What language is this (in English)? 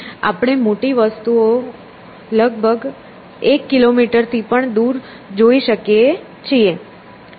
Gujarati